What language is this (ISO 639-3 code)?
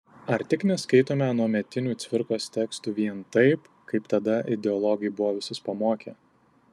lit